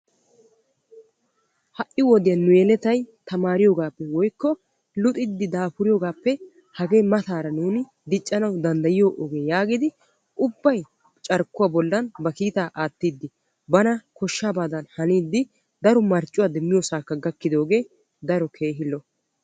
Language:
Wolaytta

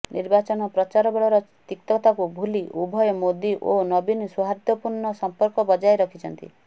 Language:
Odia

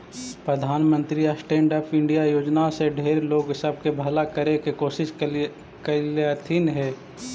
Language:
Magahi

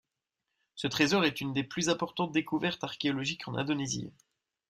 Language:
French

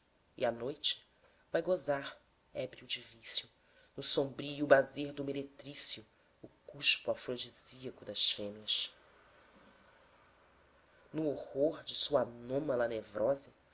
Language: Portuguese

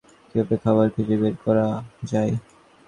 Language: Bangla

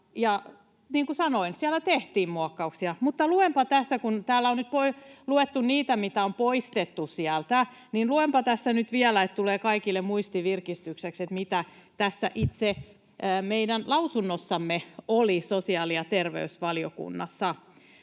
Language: Finnish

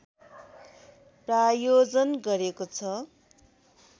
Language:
Nepali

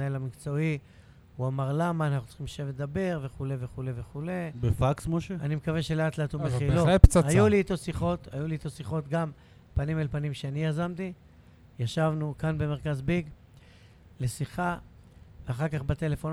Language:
Hebrew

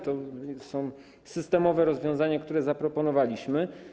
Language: Polish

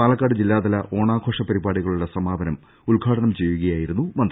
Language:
Malayalam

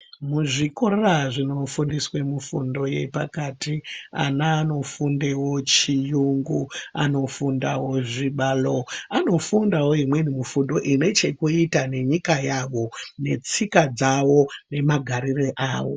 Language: Ndau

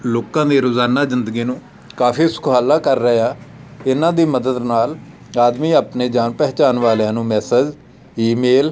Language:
Punjabi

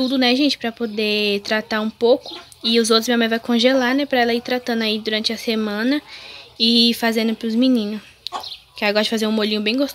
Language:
Portuguese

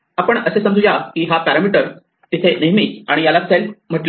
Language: Marathi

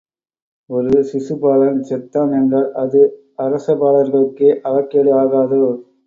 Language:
Tamil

